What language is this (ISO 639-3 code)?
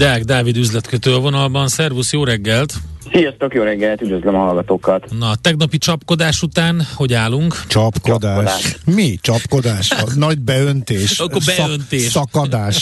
hun